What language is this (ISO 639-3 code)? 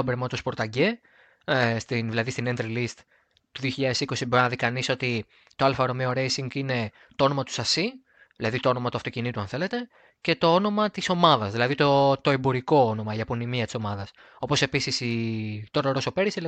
ell